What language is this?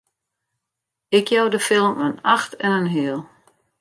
Western Frisian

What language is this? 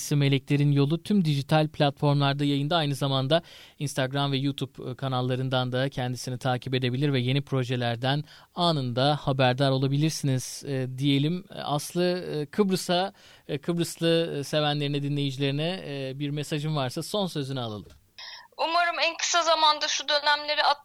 Turkish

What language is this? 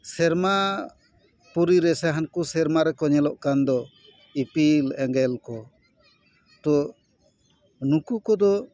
Santali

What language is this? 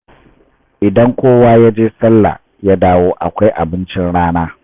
Hausa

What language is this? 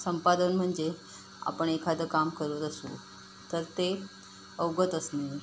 Marathi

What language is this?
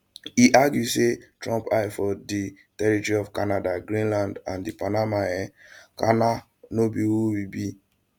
Nigerian Pidgin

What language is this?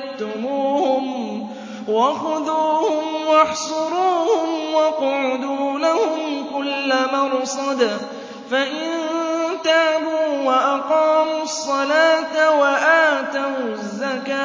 Arabic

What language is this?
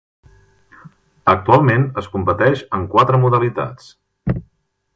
Catalan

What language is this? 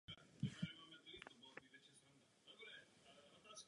Czech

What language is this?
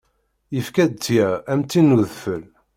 Kabyle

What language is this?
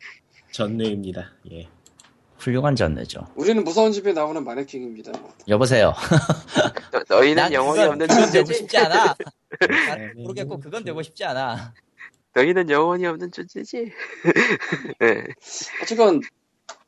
Korean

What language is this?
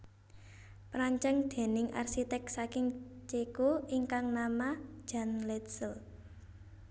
Javanese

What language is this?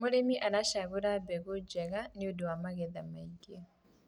Kikuyu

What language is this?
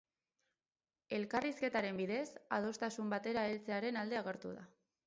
Basque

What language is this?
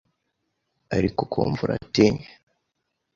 Kinyarwanda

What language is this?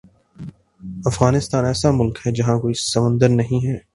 Urdu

